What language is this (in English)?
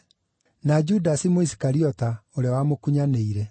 Kikuyu